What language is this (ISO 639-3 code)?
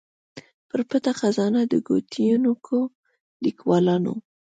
pus